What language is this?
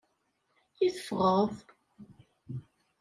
Kabyle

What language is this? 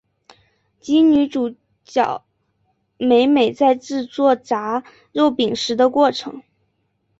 Chinese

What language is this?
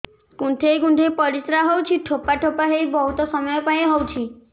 Odia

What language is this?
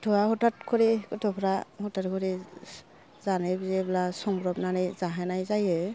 Bodo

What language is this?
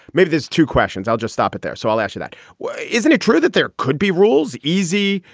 English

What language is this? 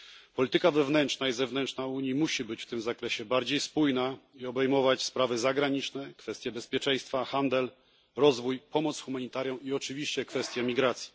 Polish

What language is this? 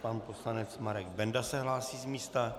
Czech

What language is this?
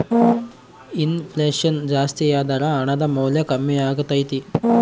Kannada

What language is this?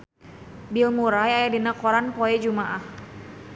Sundanese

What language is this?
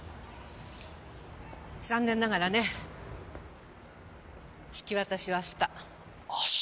Japanese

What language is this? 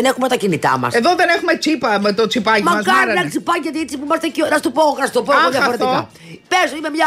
Greek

